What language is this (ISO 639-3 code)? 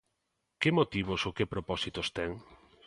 glg